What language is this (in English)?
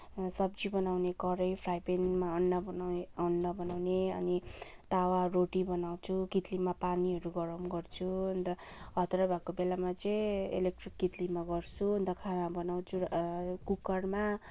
Nepali